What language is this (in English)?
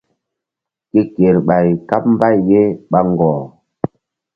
Mbum